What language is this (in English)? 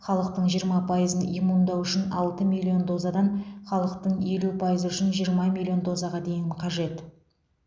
Kazakh